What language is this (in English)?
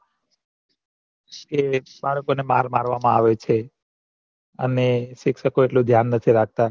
Gujarati